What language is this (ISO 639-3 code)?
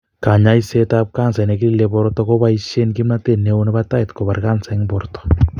kln